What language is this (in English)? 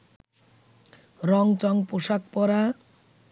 Bangla